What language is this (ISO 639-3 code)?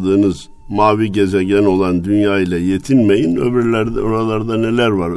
tur